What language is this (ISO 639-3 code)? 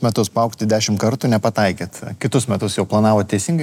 lit